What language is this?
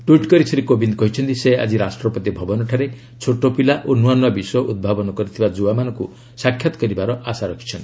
Odia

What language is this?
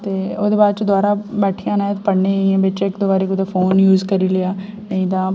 Dogri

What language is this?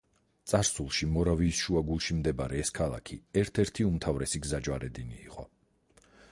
Georgian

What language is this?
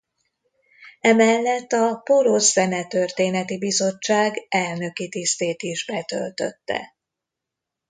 Hungarian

